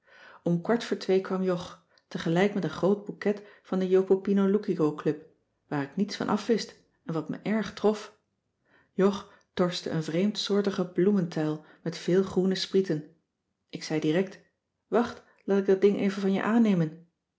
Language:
Dutch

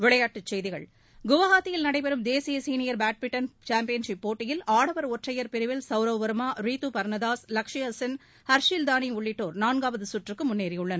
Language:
Tamil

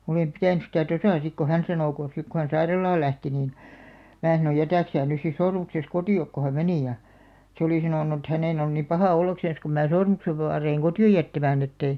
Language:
Finnish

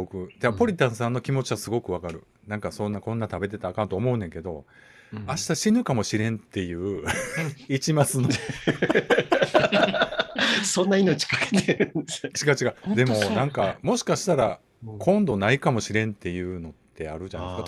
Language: Japanese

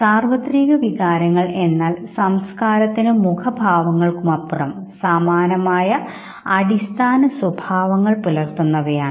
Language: Malayalam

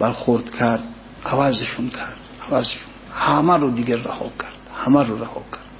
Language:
Persian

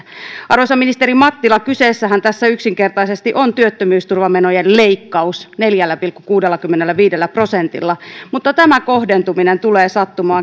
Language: Finnish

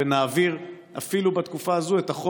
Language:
Hebrew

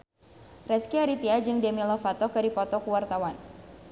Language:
Sundanese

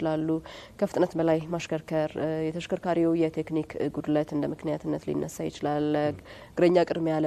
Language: Arabic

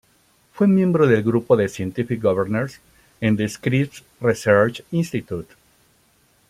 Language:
Spanish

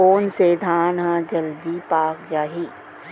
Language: Chhattisgarhi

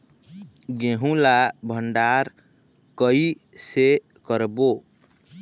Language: Chhattisgarhi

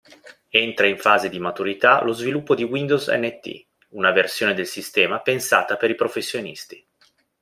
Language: Italian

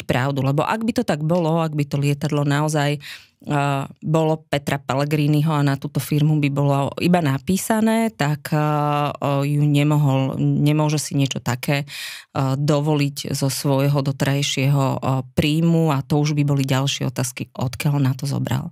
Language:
Slovak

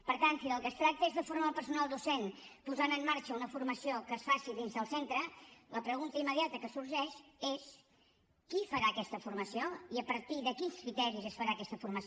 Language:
Catalan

